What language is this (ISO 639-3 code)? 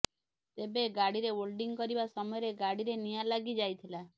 ori